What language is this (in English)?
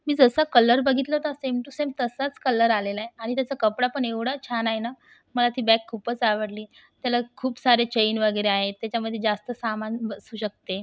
Marathi